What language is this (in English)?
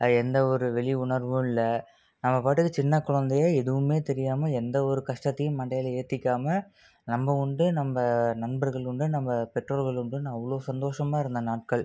Tamil